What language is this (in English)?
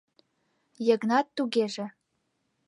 Mari